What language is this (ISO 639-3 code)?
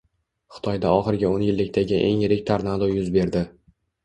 uzb